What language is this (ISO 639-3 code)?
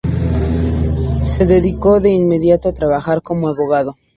spa